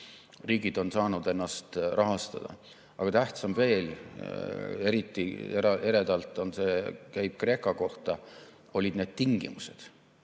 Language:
Estonian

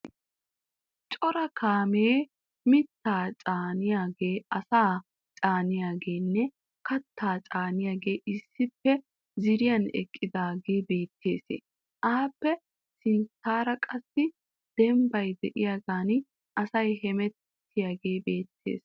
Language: Wolaytta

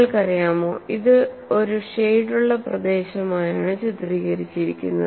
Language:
Malayalam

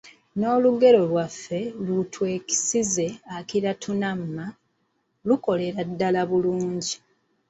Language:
Ganda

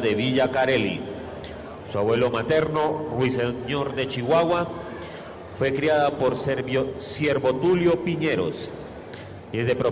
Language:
Spanish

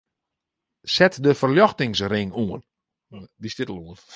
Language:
Western Frisian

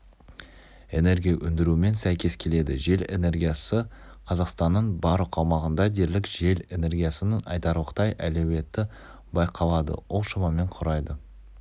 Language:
Kazakh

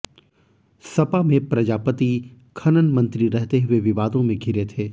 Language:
Hindi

